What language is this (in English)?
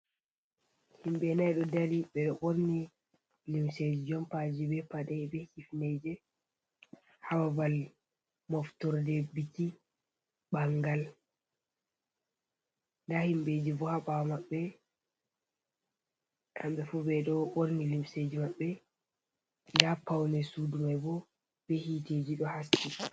Fula